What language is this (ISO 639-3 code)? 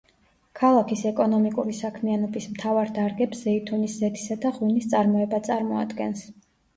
kat